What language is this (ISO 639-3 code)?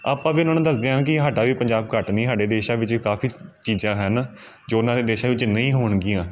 pan